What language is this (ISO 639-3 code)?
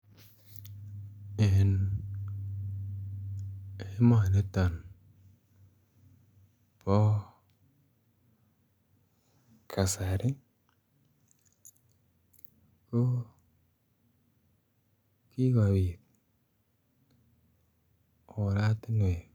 kln